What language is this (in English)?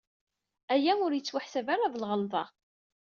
Kabyle